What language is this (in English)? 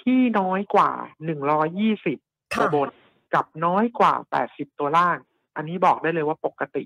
Thai